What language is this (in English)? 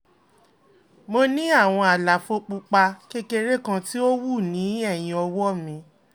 Yoruba